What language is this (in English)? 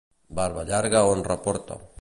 Catalan